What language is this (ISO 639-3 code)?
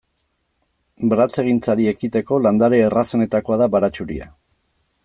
eus